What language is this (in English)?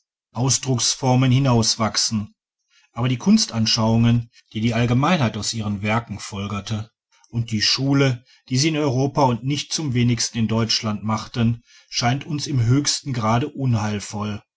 German